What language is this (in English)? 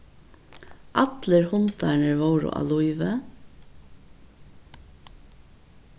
Faroese